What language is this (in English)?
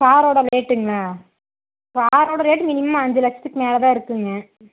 Tamil